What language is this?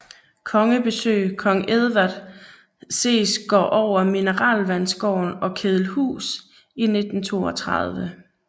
Danish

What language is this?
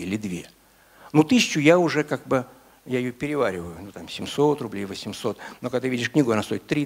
Russian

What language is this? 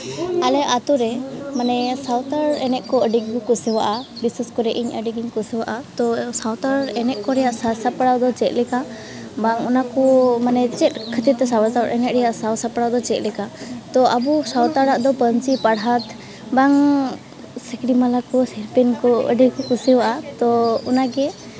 Santali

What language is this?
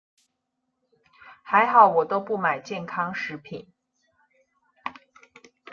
Chinese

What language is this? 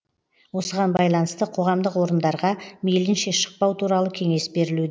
Kazakh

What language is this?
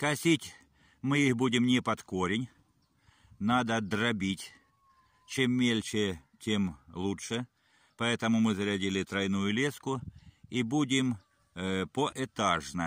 Russian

